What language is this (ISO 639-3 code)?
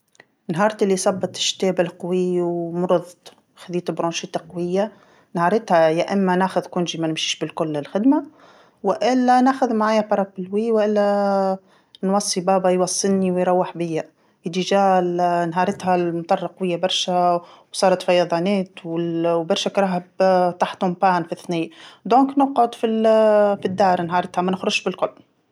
aeb